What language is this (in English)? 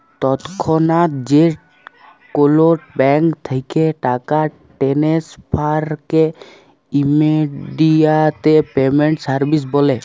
Bangla